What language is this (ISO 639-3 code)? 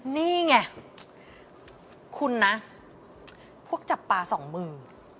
tha